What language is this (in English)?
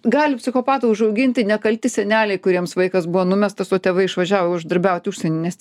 Lithuanian